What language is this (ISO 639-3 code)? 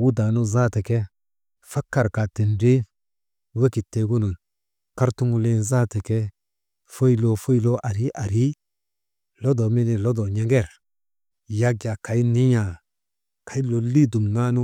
mde